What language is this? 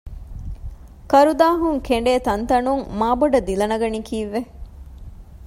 Divehi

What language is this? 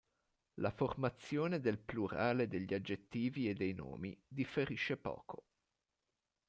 Italian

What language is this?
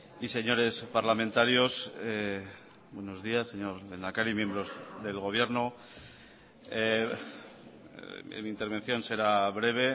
Spanish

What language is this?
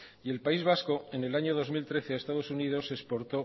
Spanish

